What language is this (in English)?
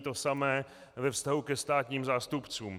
Czech